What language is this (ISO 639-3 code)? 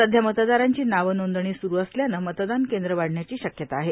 mar